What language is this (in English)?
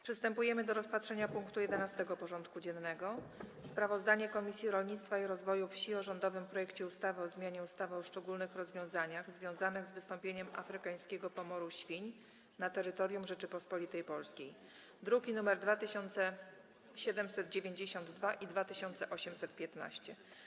Polish